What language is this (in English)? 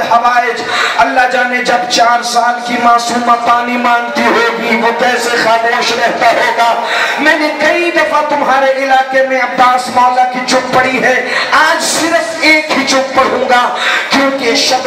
Portuguese